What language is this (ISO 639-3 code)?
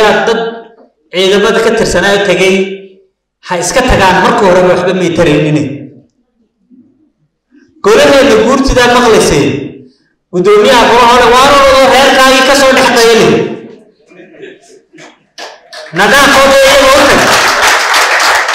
ara